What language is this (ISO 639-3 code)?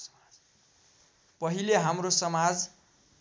nep